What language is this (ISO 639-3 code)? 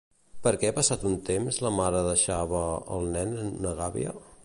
cat